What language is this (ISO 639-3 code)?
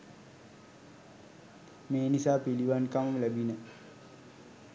sin